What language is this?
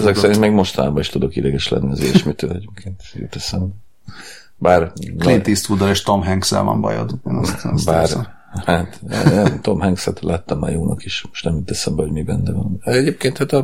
Hungarian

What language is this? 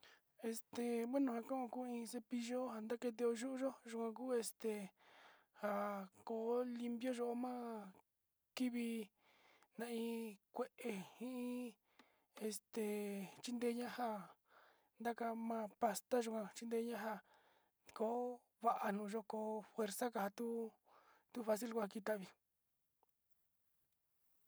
Sinicahua Mixtec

